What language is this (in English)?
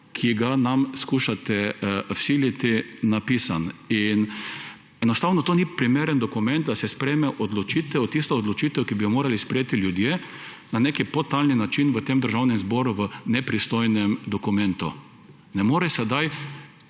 Slovenian